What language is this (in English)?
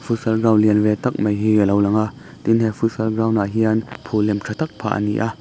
Mizo